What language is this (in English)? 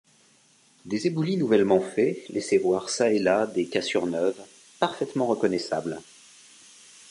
French